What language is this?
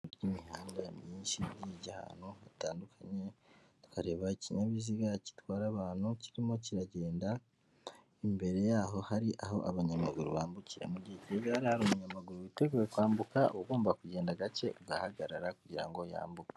Kinyarwanda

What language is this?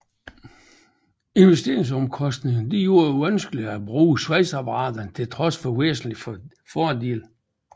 Danish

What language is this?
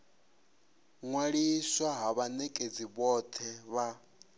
Venda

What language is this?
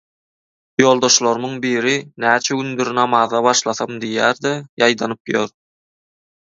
Turkmen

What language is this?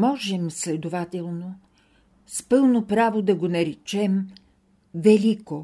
Bulgarian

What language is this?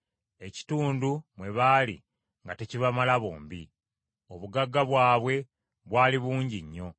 Ganda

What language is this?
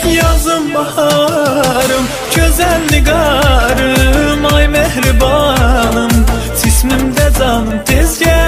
Turkish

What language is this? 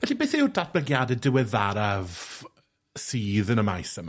Welsh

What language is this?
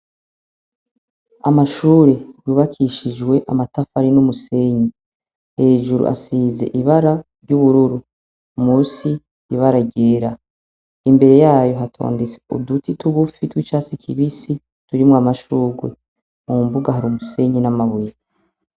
Rundi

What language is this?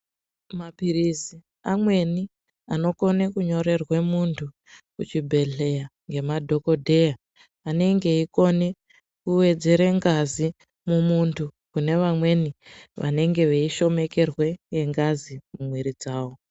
Ndau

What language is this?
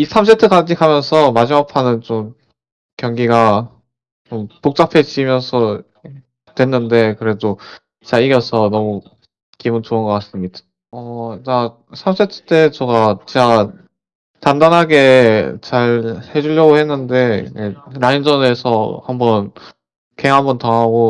Korean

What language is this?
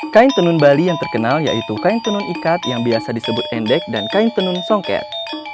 Indonesian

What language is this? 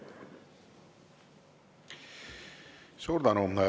Estonian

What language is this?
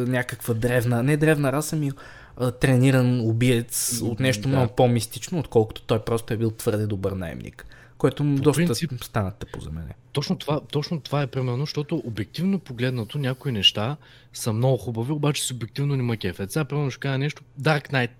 Bulgarian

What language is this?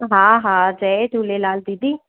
Sindhi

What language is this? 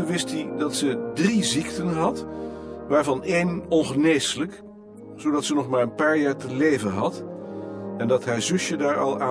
Dutch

